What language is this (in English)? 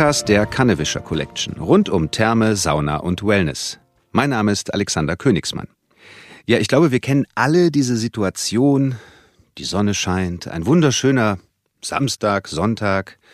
German